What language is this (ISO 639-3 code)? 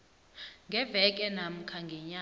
nbl